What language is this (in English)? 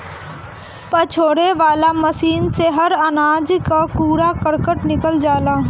Bhojpuri